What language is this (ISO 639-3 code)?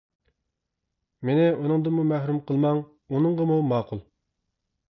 uig